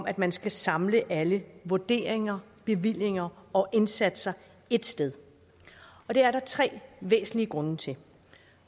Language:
Danish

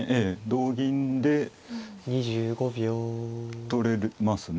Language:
Japanese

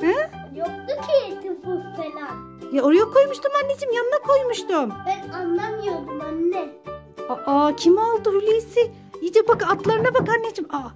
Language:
Turkish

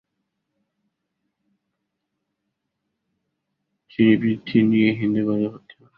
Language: Bangla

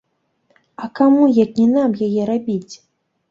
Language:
Belarusian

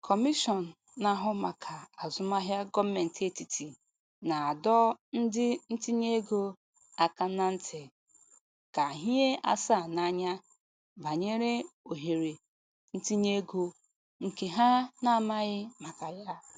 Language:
Igbo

